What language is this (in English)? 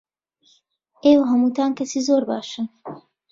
Central Kurdish